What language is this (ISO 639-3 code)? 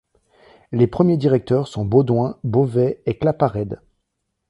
fra